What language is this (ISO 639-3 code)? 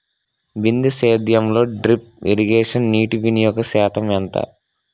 tel